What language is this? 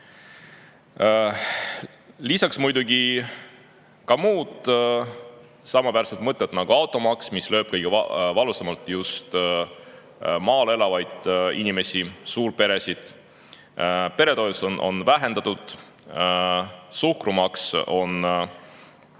Estonian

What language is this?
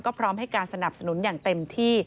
Thai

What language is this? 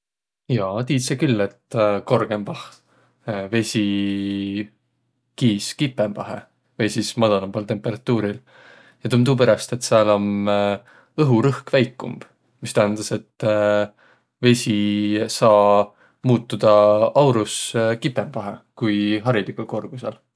Võro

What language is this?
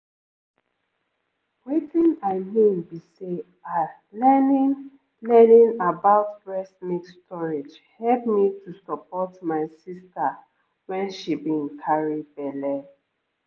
Nigerian Pidgin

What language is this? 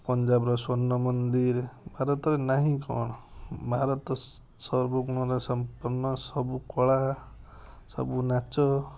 Odia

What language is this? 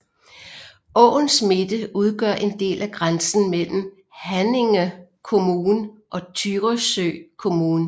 Danish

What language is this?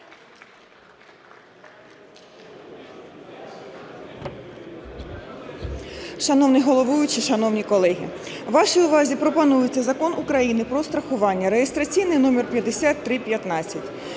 Ukrainian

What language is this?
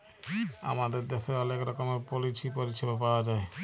Bangla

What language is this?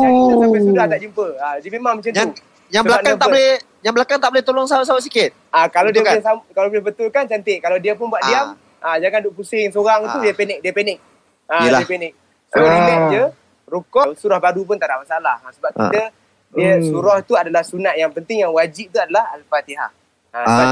Malay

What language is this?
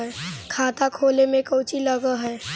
Magahi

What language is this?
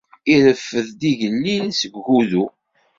Kabyle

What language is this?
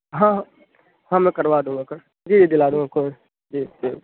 Urdu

